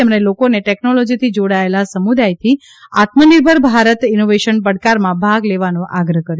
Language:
Gujarati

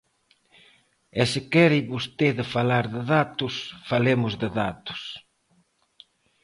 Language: Galician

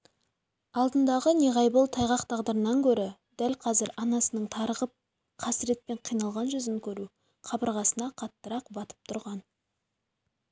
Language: Kazakh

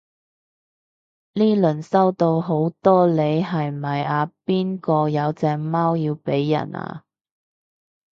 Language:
Cantonese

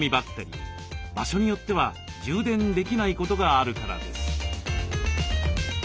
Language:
Japanese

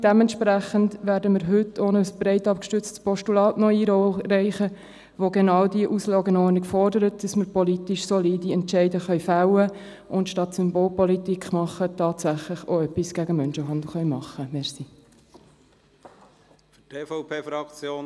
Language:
Swiss German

